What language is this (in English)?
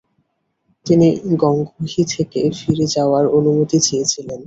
Bangla